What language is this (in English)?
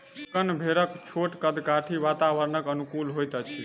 Maithili